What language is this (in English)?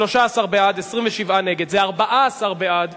Hebrew